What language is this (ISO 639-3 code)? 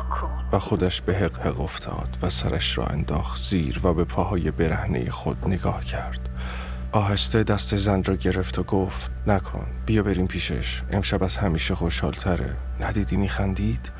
fas